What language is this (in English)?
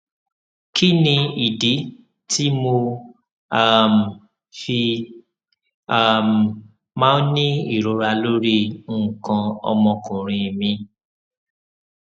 Yoruba